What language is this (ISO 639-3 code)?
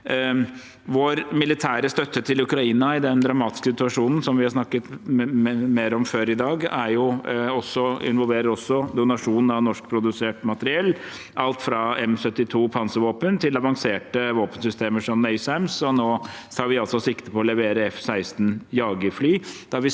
nor